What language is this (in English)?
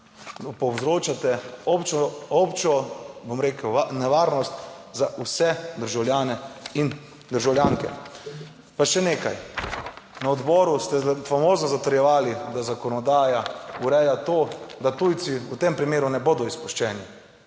Slovenian